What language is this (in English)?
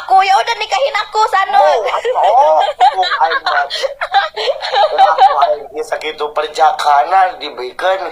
Indonesian